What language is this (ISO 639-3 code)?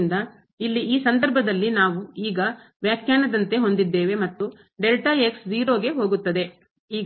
kan